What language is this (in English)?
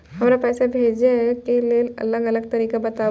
Maithili